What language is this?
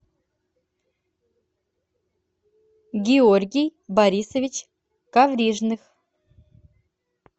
Russian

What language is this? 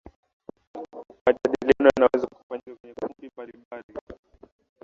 Swahili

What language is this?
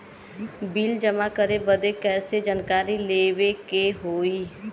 Bhojpuri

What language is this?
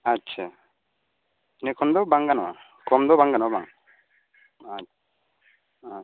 Santali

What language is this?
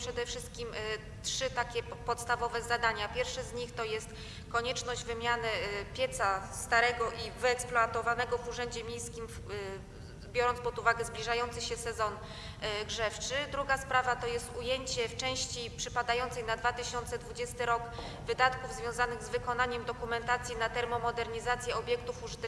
Polish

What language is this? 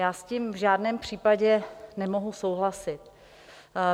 Czech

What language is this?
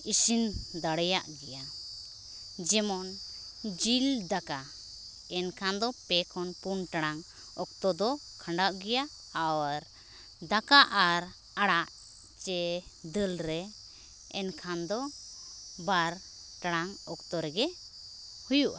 Santali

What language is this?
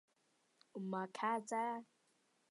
Chinese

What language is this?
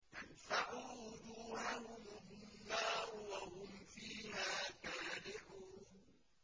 Arabic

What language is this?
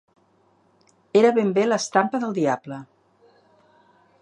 Catalan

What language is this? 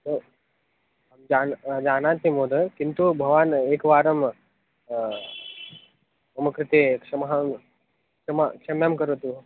Sanskrit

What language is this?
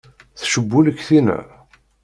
Kabyle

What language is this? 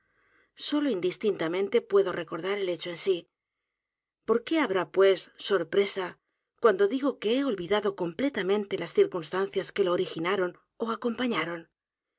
Spanish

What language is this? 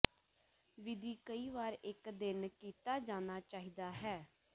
Punjabi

